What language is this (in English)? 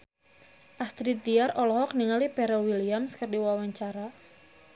Sundanese